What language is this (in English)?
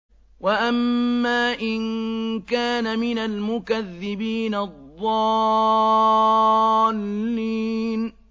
Arabic